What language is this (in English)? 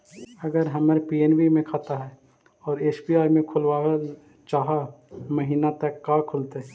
Magahi